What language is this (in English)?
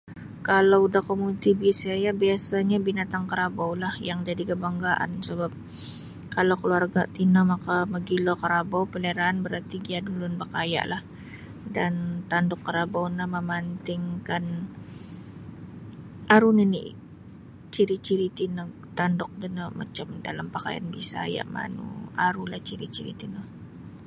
Sabah Bisaya